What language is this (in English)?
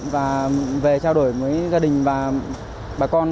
Vietnamese